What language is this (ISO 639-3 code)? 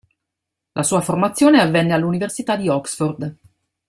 ita